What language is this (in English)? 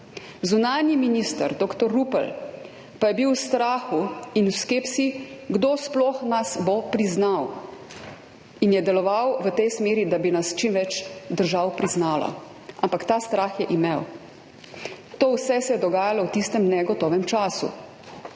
Slovenian